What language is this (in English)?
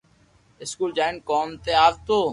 Loarki